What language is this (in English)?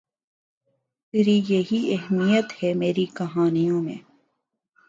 Urdu